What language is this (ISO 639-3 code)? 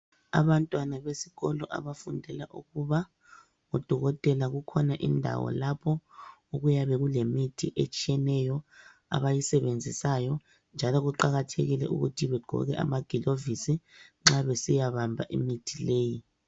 nde